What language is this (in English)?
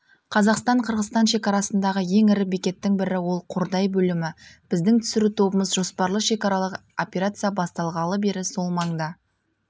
Kazakh